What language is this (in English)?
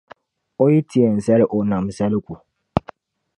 Dagbani